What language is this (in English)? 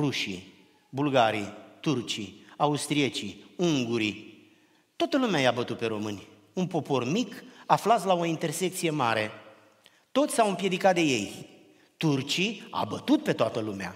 Romanian